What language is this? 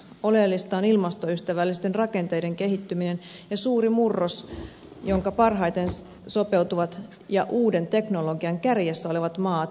Finnish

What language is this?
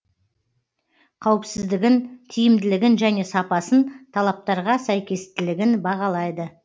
Kazakh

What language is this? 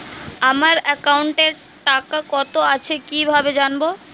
Bangla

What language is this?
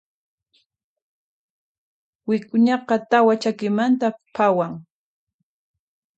Puno Quechua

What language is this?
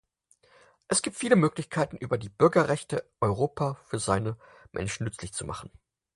German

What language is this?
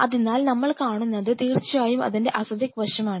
Malayalam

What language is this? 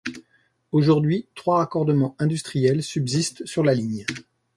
French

